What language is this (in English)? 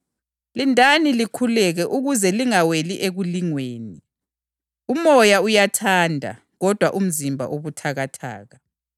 North Ndebele